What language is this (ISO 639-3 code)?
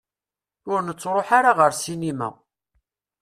kab